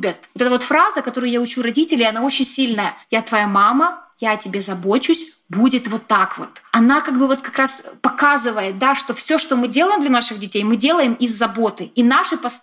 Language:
Russian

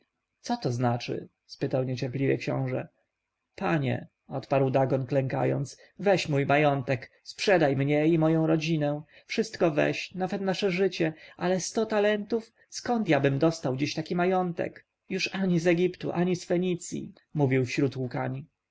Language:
Polish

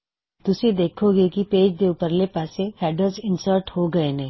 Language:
Punjabi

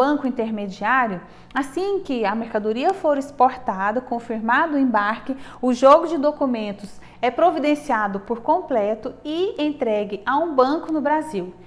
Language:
Portuguese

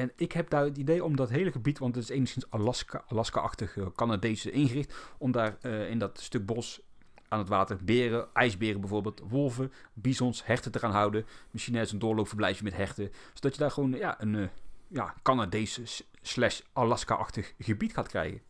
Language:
Dutch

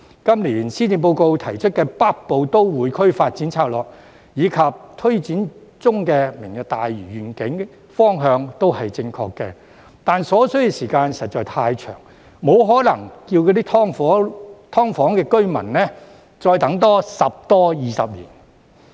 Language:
Cantonese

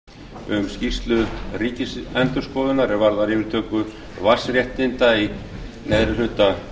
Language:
Icelandic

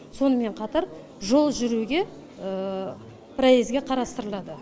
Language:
Kazakh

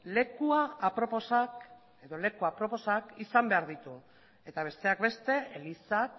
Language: Basque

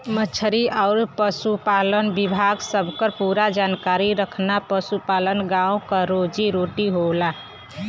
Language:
Bhojpuri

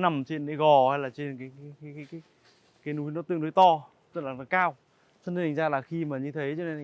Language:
Vietnamese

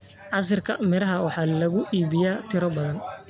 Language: Somali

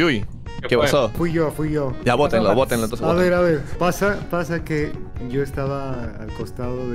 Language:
Spanish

